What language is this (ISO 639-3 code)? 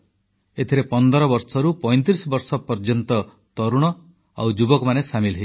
ori